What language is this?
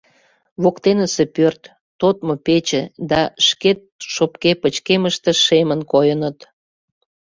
Mari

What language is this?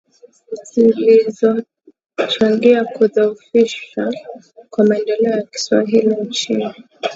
Swahili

